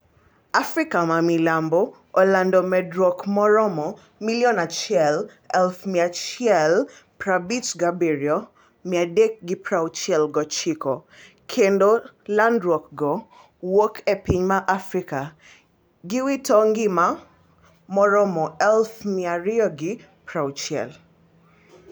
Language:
Luo (Kenya and Tanzania)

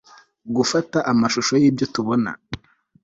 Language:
Kinyarwanda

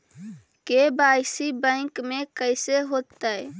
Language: Magahi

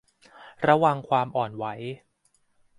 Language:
Thai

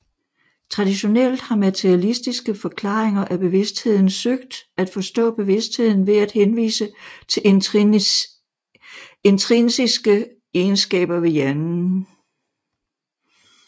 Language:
Danish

